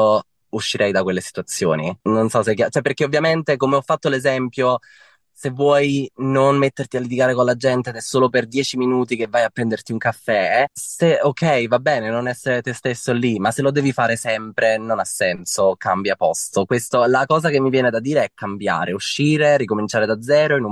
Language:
Italian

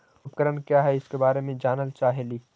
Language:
Magahi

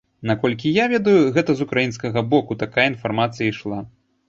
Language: Belarusian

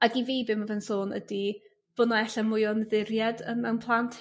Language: Welsh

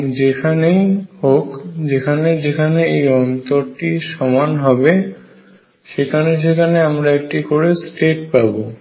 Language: Bangla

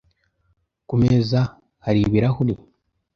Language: Kinyarwanda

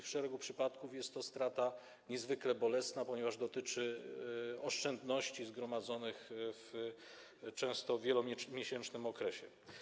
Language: Polish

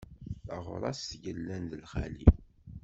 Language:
Kabyle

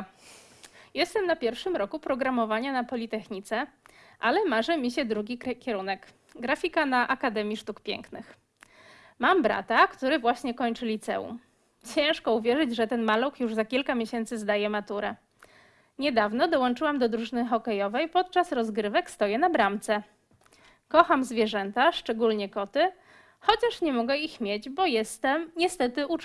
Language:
Polish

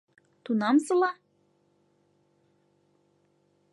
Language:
Mari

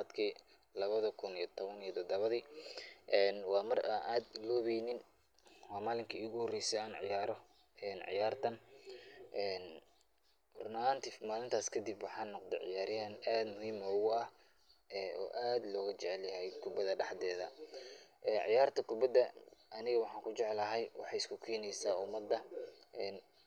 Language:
Somali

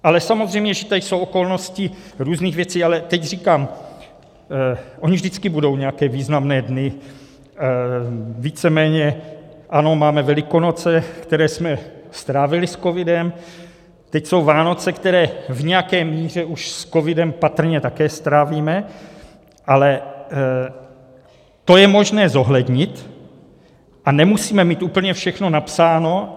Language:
Czech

